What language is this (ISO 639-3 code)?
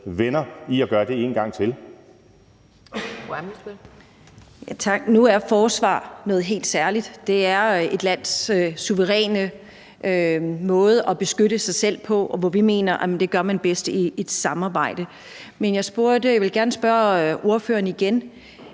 dan